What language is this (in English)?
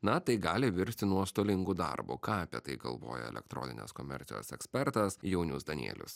Lithuanian